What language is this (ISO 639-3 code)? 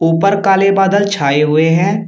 hin